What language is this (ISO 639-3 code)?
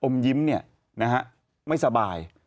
tha